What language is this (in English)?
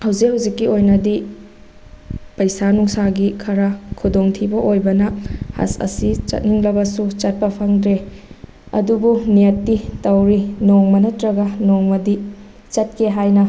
Manipuri